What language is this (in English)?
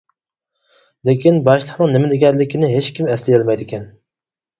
Uyghur